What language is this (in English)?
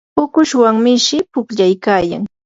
Yanahuanca Pasco Quechua